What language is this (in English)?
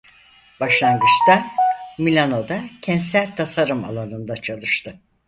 Turkish